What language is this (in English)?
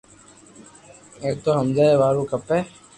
Loarki